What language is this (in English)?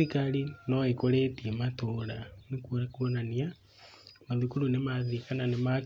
Kikuyu